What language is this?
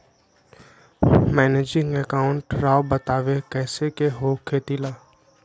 Magahi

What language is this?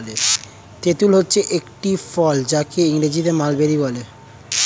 Bangla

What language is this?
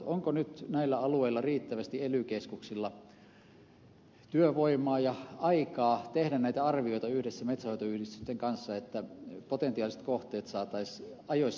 Finnish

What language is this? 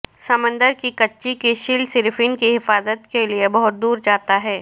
Urdu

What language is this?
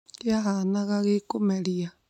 Kikuyu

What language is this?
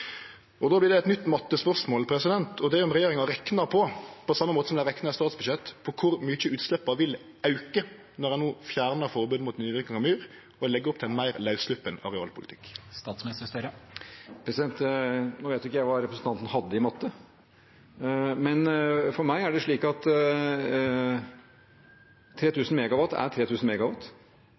Norwegian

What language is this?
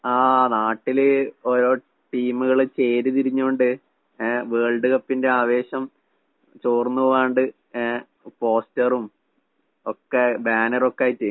Malayalam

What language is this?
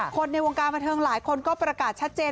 Thai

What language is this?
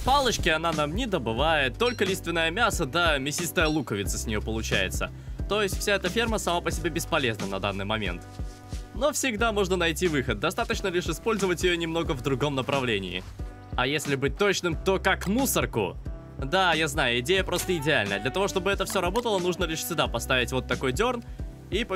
Russian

